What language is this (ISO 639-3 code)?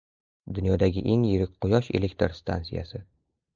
uzb